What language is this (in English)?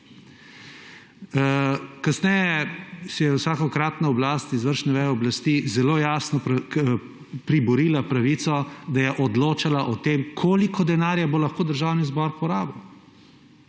Slovenian